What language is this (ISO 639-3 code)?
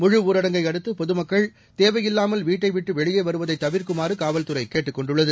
tam